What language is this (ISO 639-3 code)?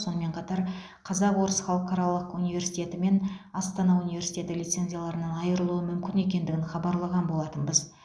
kaz